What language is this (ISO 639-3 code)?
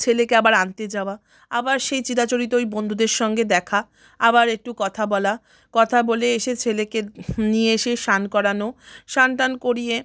ben